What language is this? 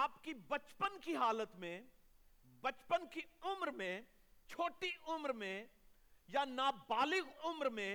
Urdu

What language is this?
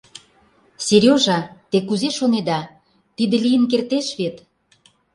Mari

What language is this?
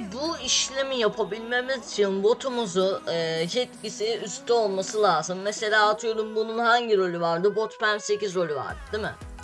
Turkish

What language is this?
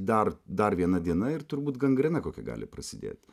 Lithuanian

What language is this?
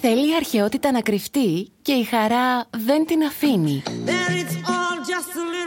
Greek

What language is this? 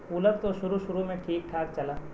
Urdu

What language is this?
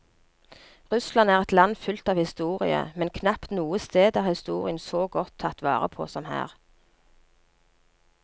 Norwegian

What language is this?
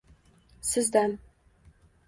Uzbek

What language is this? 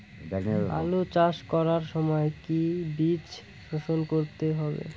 Bangla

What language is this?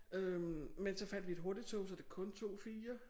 Danish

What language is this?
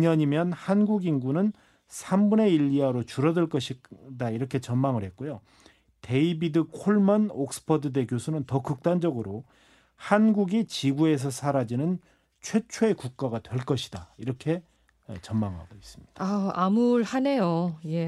Korean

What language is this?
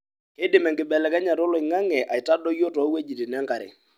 Masai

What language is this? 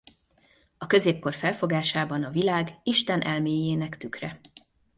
Hungarian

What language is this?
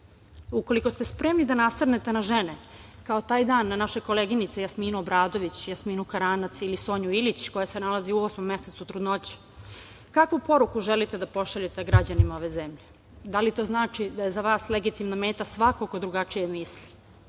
Serbian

